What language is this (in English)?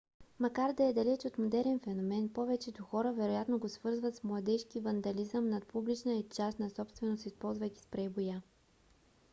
Bulgarian